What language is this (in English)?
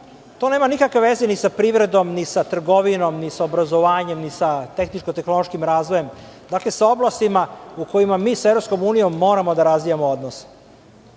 Serbian